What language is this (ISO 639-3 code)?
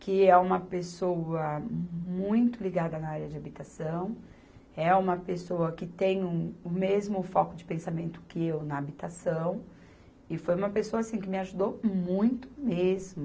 por